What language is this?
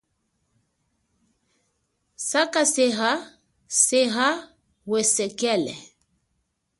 Chokwe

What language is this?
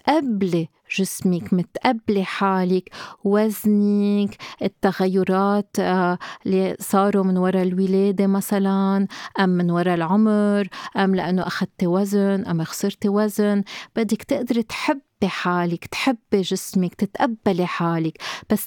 Arabic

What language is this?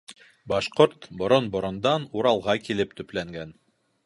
Bashkir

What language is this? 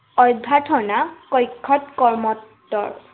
Assamese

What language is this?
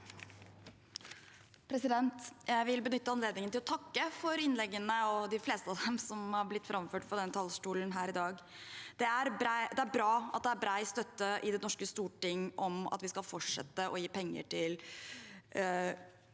Norwegian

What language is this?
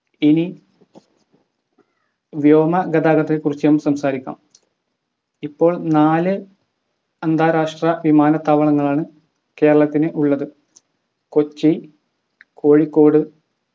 Malayalam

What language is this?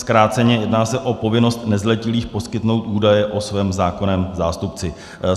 Czech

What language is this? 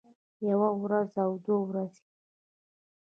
Pashto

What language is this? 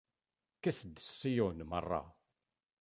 Kabyle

